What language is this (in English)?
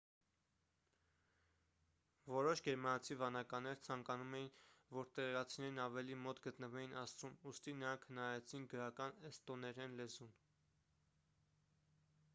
Armenian